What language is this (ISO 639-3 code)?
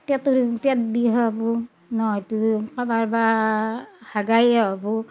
asm